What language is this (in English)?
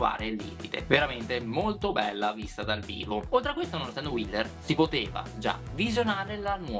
Italian